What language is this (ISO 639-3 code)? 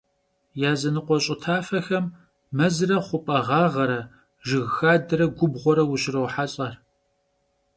kbd